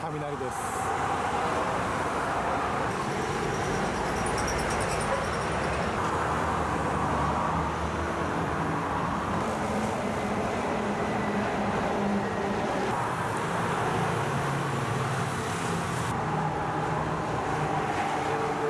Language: Japanese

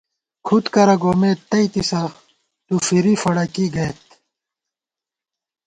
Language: Gawar-Bati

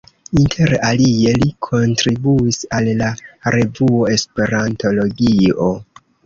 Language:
Esperanto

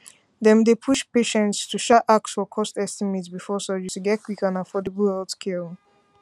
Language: Nigerian Pidgin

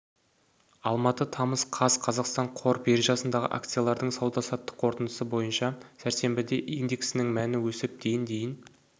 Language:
Kazakh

